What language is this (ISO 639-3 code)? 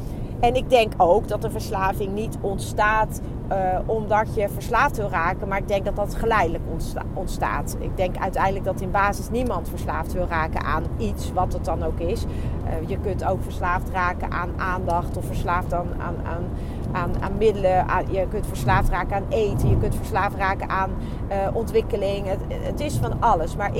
nld